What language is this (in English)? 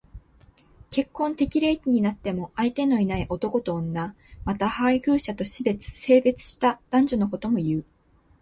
Japanese